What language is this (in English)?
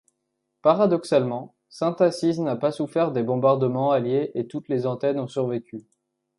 French